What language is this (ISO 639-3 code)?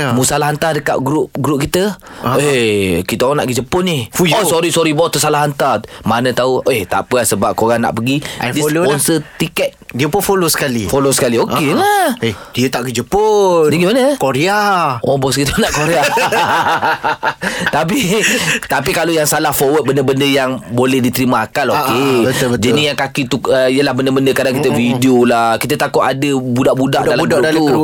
msa